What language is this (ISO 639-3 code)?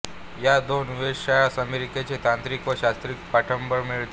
mar